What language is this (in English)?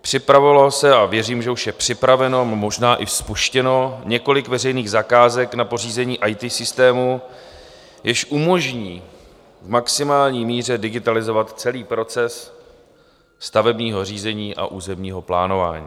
Czech